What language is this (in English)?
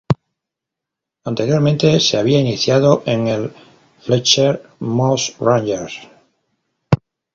Spanish